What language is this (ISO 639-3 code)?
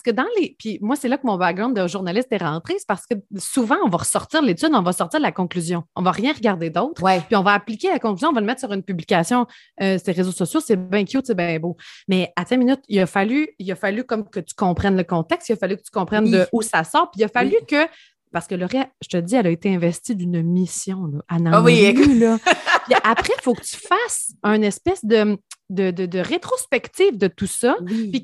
fra